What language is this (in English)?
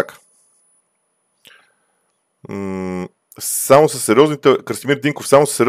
Bulgarian